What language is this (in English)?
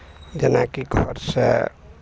Maithili